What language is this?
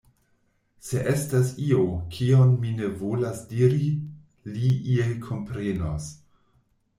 Esperanto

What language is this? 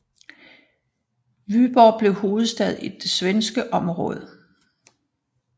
Danish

